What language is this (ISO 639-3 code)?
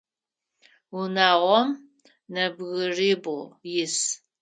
ady